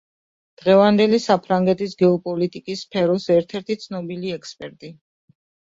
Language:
Georgian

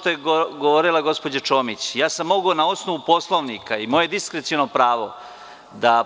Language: Serbian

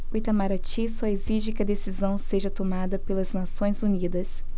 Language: Portuguese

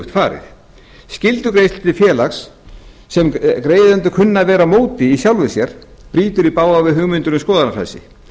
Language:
Icelandic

